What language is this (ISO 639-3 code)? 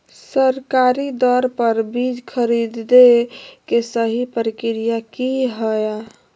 mag